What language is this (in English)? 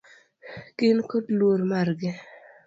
Luo (Kenya and Tanzania)